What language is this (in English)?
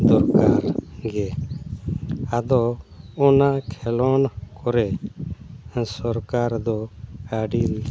Santali